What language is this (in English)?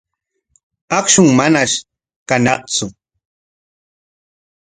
Corongo Ancash Quechua